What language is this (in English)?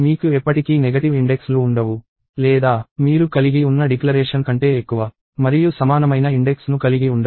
Telugu